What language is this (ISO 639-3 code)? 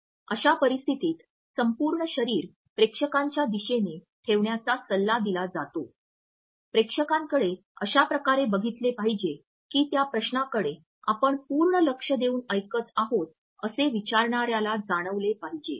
mar